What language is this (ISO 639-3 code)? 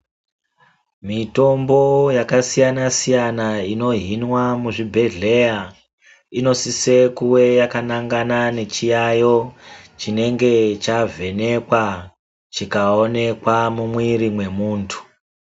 ndc